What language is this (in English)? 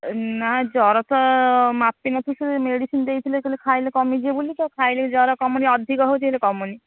Odia